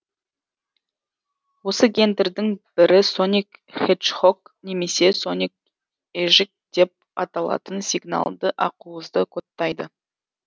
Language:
Kazakh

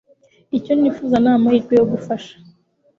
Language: Kinyarwanda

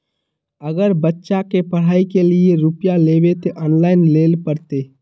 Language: Magahi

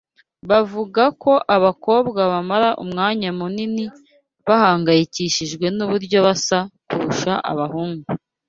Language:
Kinyarwanda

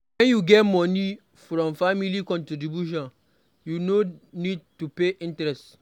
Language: Nigerian Pidgin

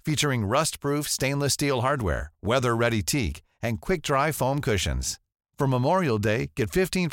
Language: Swedish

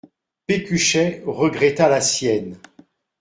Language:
French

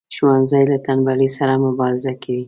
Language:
Pashto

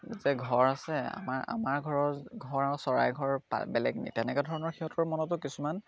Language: Assamese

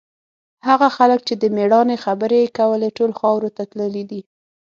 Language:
Pashto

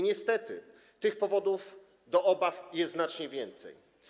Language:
Polish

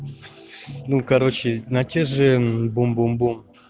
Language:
Russian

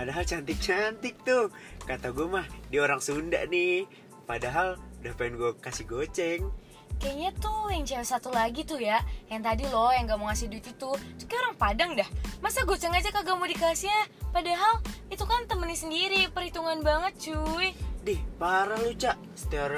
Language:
Indonesian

